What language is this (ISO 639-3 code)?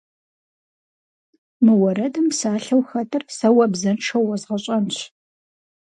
kbd